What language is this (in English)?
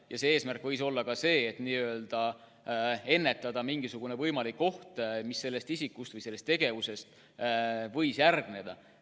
Estonian